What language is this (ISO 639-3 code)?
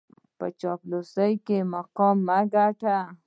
pus